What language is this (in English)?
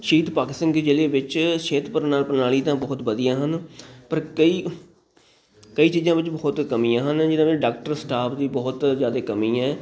Punjabi